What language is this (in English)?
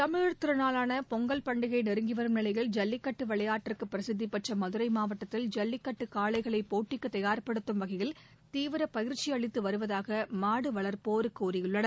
Tamil